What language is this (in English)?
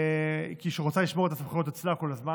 Hebrew